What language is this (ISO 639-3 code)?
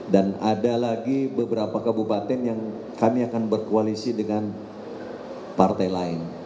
ind